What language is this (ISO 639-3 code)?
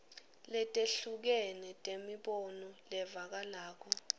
ssw